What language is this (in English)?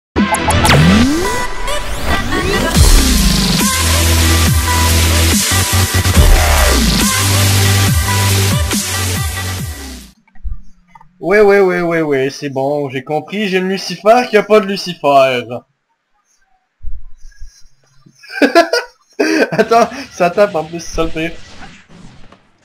French